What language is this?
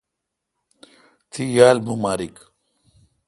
Kalkoti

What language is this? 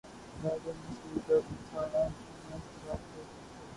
Urdu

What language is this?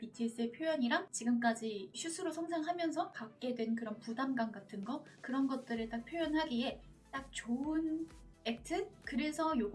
Korean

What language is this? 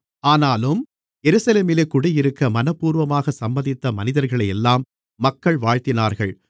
Tamil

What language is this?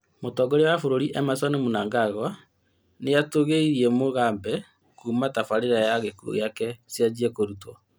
Kikuyu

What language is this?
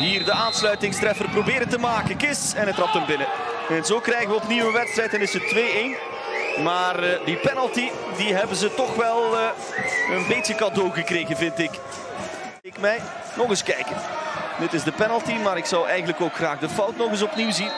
Dutch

